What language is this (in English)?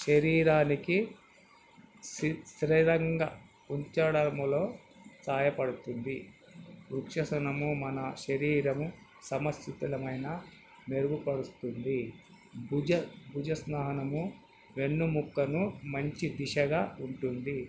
Telugu